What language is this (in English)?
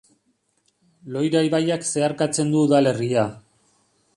Basque